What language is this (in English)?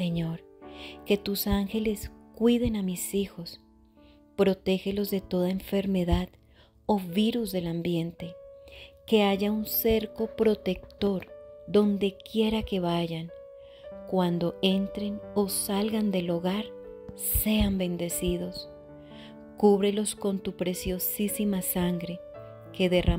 Spanish